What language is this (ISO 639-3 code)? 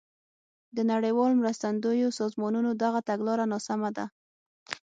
pus